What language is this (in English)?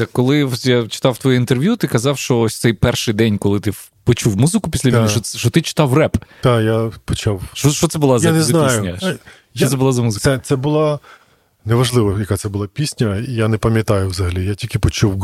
Ukrainian